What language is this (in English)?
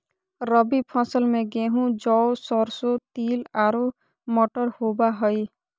Magahi